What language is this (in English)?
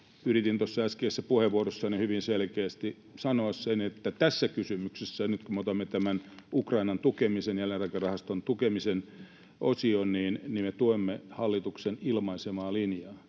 Finnish